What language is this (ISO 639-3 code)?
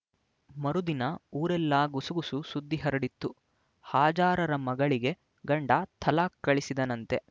kan